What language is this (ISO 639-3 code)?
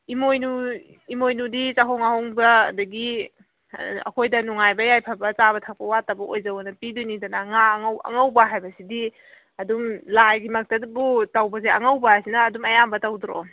mni